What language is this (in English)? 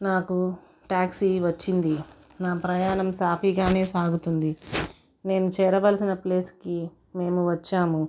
Telugu